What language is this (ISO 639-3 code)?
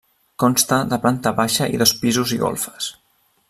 cat